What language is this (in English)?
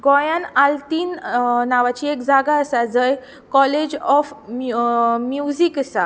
Konkani